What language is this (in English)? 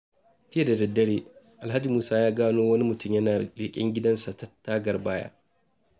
Hausa